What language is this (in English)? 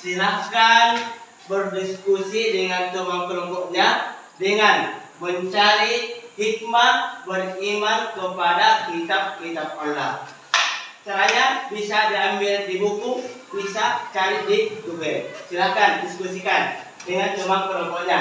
Indonesian